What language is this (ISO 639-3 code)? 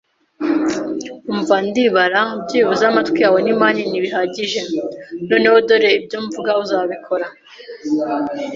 kin